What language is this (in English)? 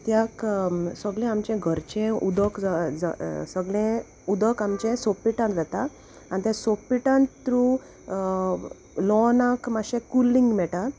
Konkani